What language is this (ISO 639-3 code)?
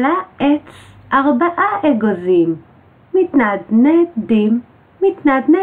heb